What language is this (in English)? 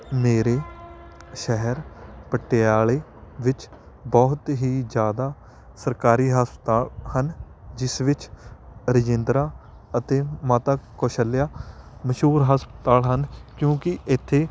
Punjabi